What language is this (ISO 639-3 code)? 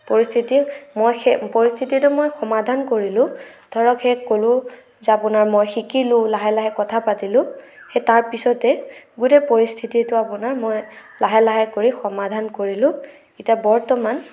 asm